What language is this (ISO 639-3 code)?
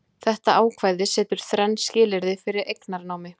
isl